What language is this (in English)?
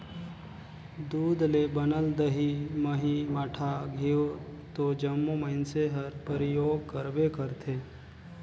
Chhattisgarhi